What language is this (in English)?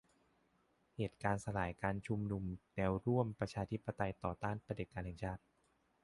Thai